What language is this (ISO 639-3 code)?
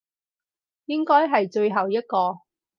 yue